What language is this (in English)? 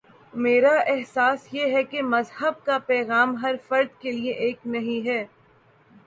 Urdu